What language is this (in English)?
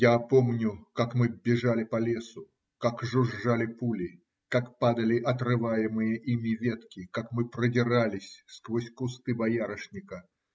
Russian